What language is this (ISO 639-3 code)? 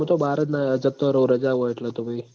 guj